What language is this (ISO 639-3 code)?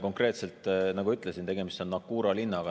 est